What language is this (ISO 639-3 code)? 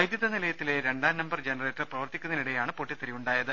mal